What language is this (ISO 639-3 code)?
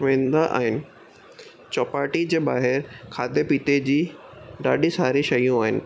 snd